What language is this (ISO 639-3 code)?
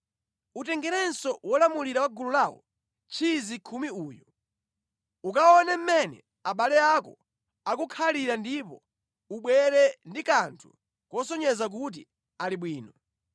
nya